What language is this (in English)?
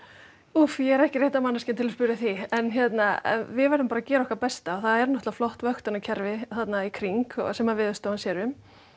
Icelandic